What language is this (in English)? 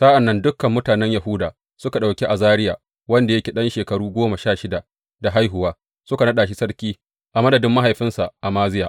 Hausa